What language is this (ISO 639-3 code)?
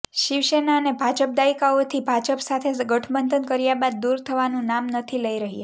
guj